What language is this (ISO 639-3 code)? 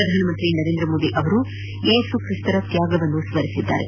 kan